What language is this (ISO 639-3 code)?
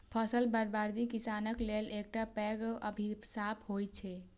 mai